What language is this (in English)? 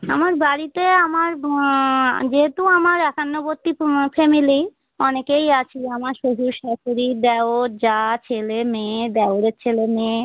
Bangla